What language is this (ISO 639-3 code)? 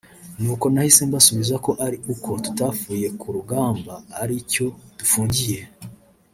kin